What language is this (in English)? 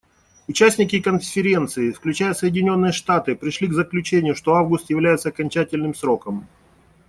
Russian